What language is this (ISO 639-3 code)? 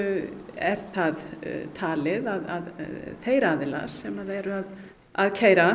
isl